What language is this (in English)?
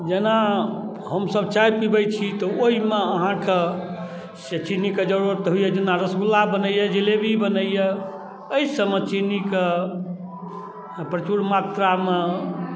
Maithili